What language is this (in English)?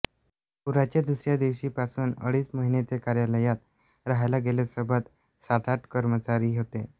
Marathi